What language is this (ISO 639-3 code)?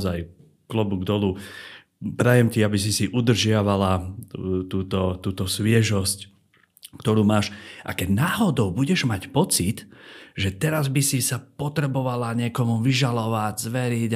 slk